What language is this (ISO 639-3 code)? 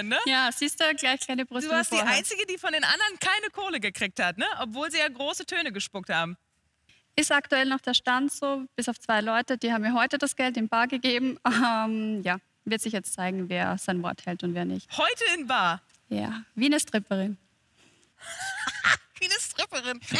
deu